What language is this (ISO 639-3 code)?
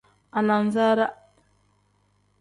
kdh